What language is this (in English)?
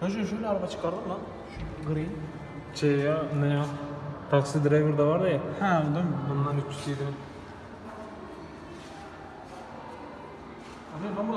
Turkish